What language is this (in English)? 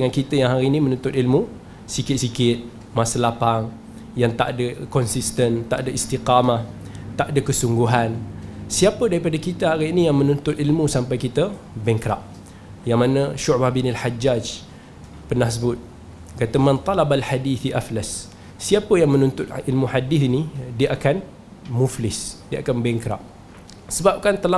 Malay